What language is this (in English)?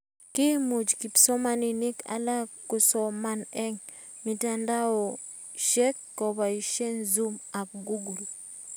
Kalenjin